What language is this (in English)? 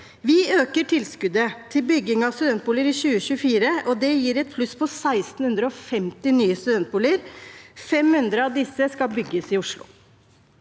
Norwegian